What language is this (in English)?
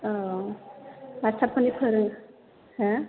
Bodo